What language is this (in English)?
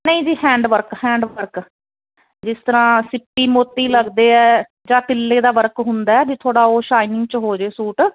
Punjabi